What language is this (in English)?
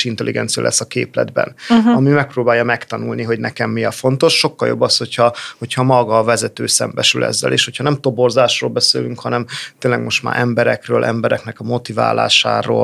Hungarian